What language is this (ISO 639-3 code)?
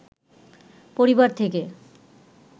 ben